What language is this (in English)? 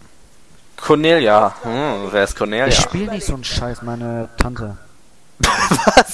German